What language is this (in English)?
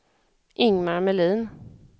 Swedish